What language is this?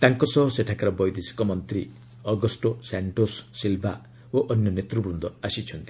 Odia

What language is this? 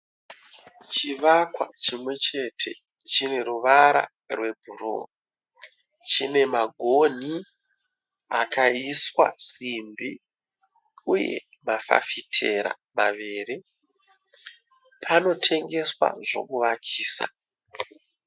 Shona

